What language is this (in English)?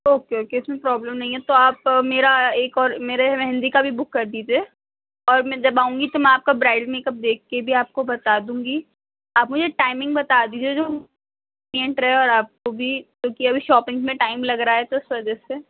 Urdu